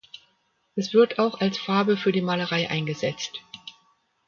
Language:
German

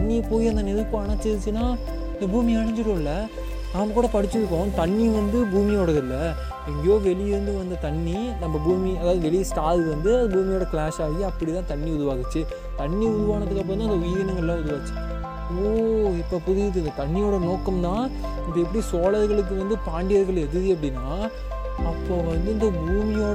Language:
Tamil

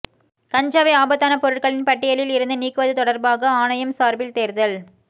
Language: Tamil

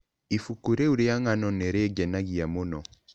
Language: Kikuyu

